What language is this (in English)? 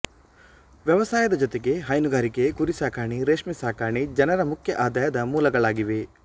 Kannada